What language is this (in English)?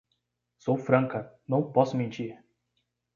Portuguese